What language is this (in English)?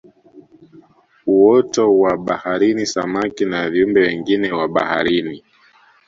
Swahili